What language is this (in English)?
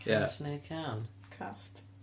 Welsh